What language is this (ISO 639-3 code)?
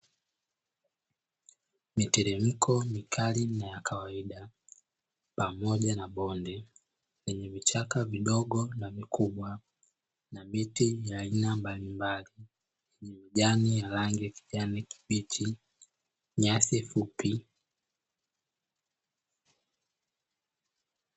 swa